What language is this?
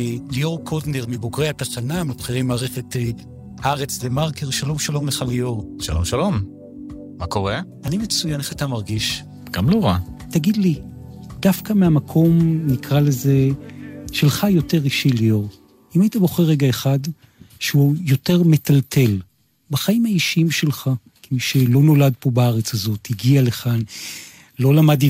Hebrew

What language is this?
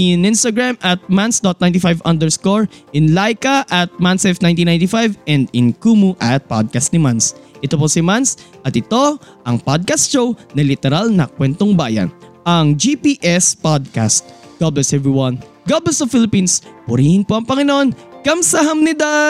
Filipino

